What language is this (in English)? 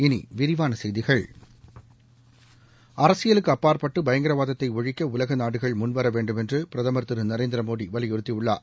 Tamil